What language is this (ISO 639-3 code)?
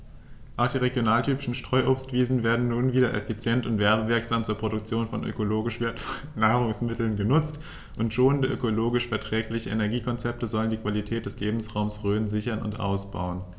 deu